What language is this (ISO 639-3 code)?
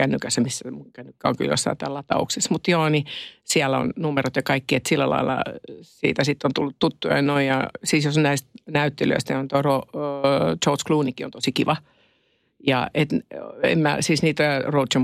fin